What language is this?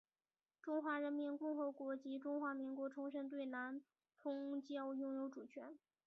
Chinese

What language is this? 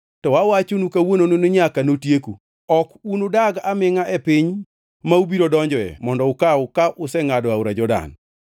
Luo (Kenya and Tanzania)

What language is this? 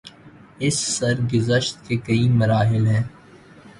Urdu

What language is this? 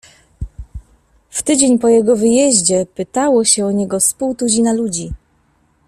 Polish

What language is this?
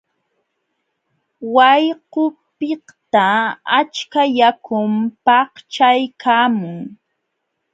Jauja Wanca Quechua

